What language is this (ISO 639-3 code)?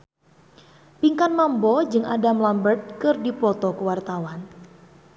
sun